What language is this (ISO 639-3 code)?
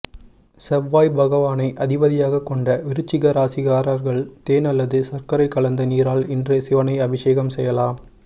tam